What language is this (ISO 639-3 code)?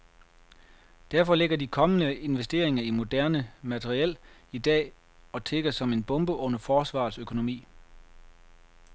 dan